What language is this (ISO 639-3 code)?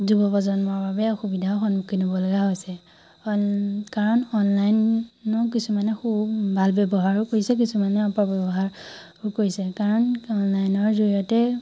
asm